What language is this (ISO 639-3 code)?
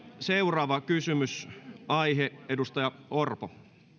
fin